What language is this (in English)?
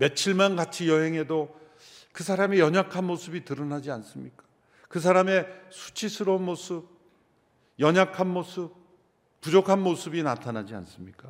Korean